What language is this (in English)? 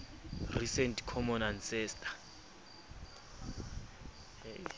Southern Sotho